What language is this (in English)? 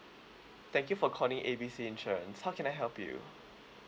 English